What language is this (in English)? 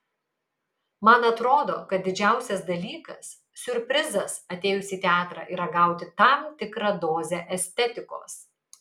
Lithuanian